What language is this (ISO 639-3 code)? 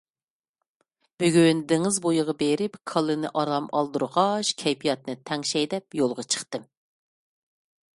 uig